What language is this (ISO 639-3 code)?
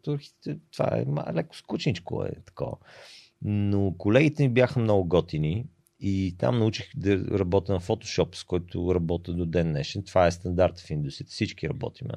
bul